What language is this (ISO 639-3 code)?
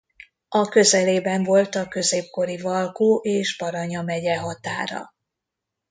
hun